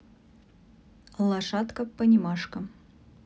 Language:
Russian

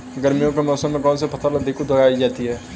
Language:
Hindi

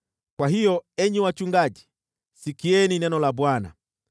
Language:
Swahili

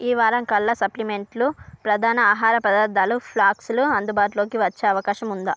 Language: Telugu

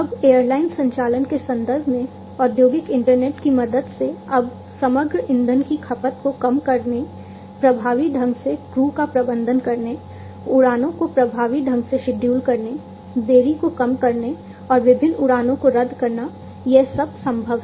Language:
Hindi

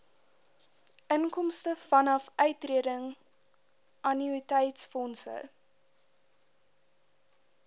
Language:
Afrikaans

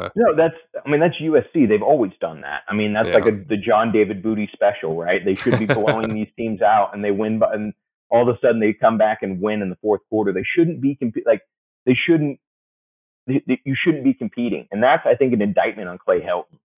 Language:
English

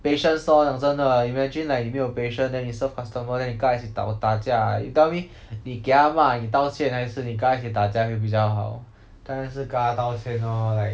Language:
English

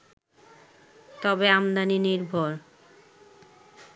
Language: Bangla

